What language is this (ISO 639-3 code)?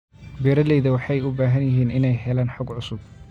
som